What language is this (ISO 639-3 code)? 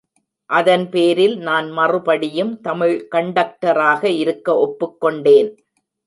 tam